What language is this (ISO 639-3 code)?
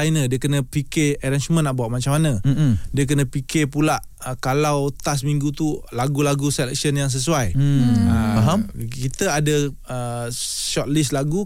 msa